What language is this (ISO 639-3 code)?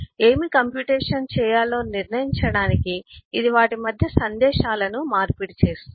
tel